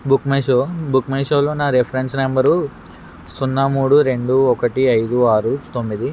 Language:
Telugu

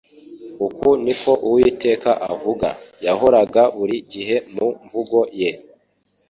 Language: Kinyarwanda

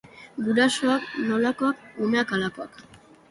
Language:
Basque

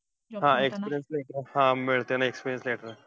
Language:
Marathi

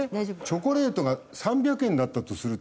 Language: Japanese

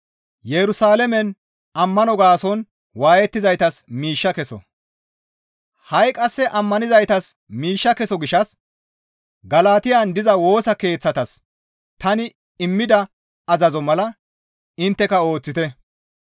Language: Gamo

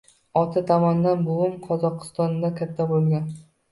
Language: Uzbek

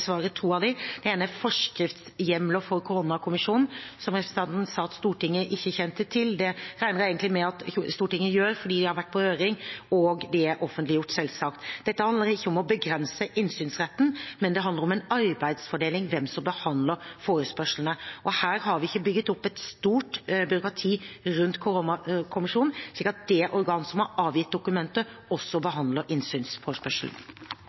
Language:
Norwegian Bokmål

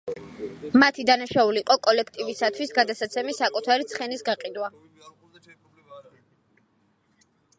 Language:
Georgian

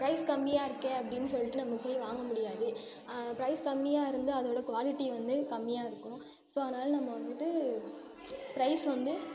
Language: Tamil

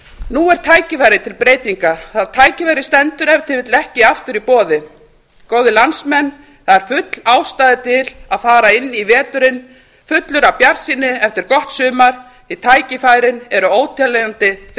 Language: Icelandic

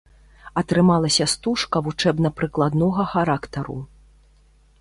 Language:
Belarusian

